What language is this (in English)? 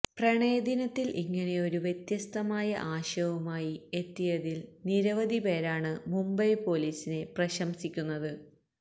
Malayalam